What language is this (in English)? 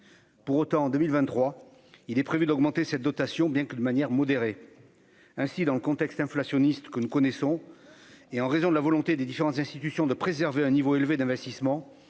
French